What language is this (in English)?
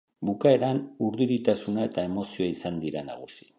Basque